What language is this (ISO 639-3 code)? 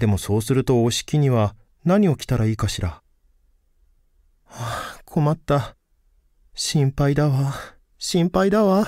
jpn